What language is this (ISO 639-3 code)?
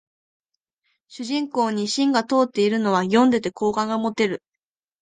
jpn